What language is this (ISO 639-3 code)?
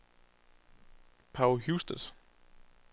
dan